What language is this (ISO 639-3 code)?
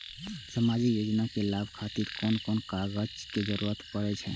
mai